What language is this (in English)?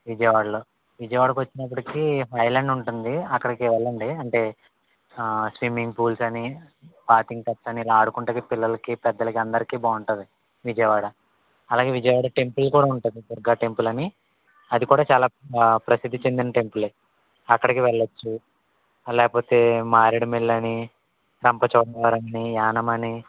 Telugu